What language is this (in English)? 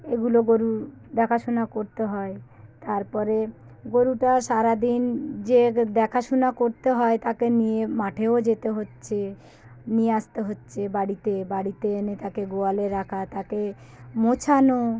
Bangla